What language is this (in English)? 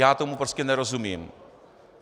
Czech